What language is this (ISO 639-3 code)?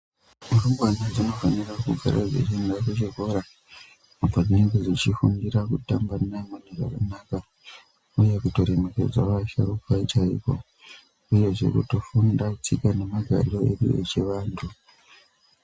ndc